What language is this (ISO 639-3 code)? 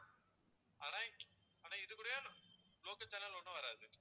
tam